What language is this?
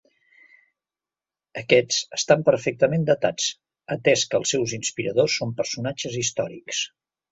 Catalan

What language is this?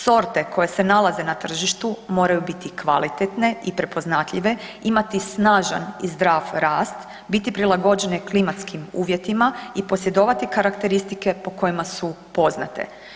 Croatian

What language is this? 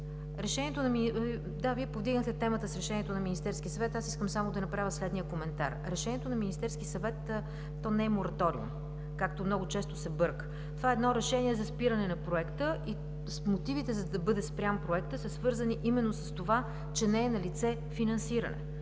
Bulgarian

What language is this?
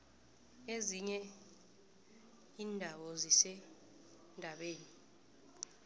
South Ndebele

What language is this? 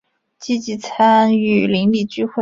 Chinese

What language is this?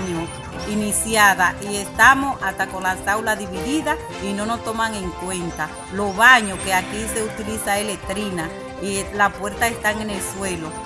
Spanish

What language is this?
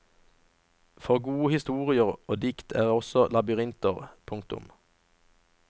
Norwegian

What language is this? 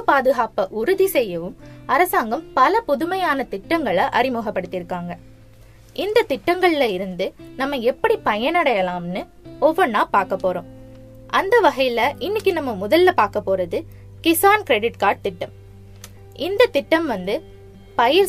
Tamil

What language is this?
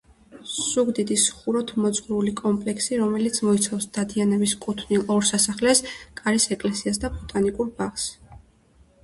Georgian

